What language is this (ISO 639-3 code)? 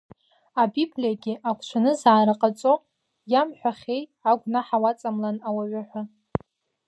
abk